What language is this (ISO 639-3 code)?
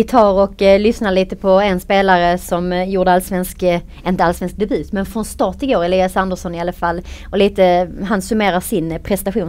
swe